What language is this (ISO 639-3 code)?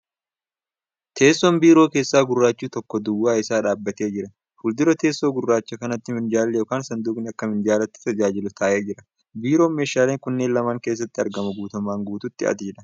orm